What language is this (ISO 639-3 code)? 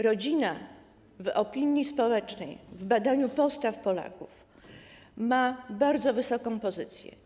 pol